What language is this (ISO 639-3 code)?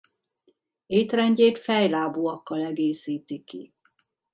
hun